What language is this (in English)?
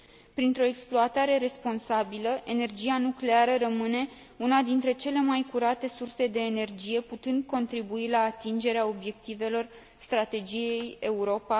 Romanian